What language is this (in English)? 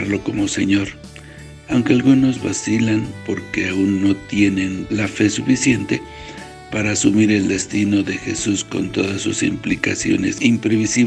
Spanish